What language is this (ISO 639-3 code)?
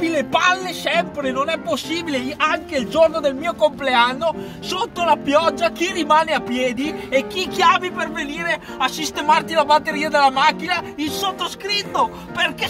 ita